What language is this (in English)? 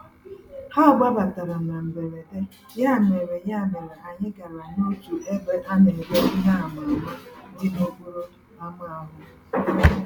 Igbo